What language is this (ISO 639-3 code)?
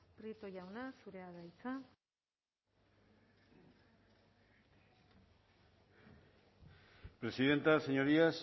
eus